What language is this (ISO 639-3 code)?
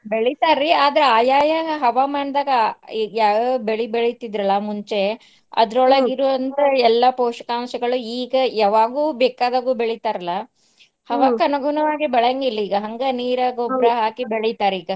kan